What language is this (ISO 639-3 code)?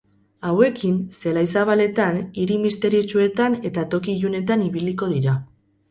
eus